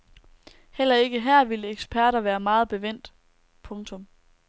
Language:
Danish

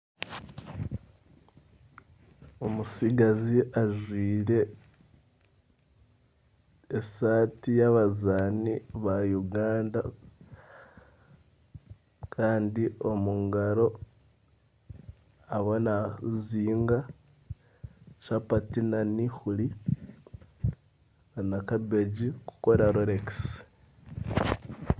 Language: Nyankole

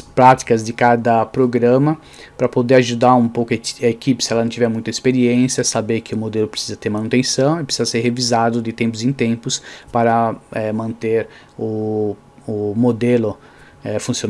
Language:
Portuguese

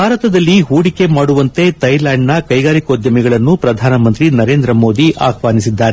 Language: Kannada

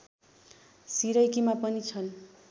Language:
Nepali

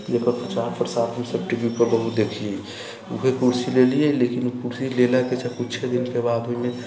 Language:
Maithili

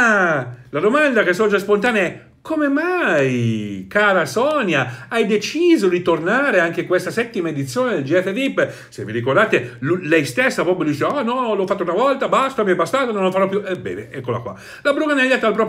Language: Italian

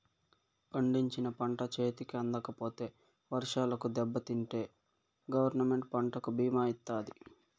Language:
Telugu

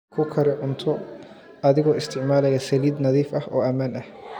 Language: Somali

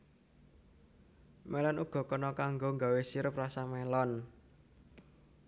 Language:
Javanese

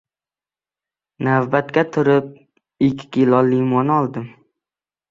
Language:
Uzbek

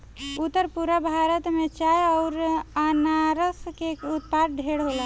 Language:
Bhojpuri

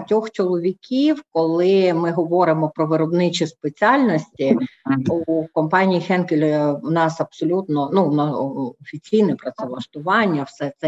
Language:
Ukrainian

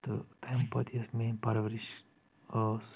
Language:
Kashmiri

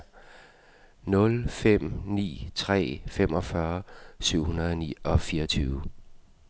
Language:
Danish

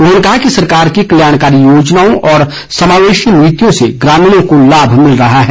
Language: Hindi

